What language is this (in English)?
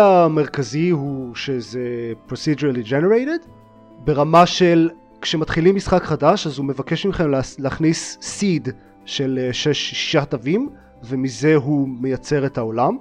Hebrew